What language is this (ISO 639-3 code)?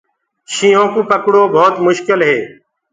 ggg